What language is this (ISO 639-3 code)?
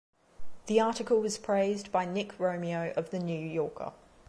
eng